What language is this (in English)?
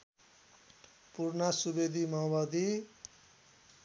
Nepali